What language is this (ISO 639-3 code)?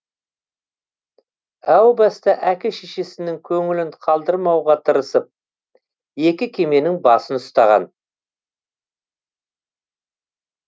kaz